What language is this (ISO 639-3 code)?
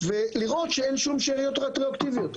heb